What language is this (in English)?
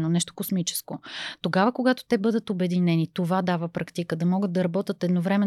Bulgarian